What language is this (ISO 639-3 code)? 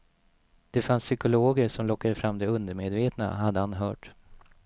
swe